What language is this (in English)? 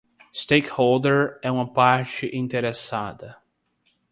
Portuguese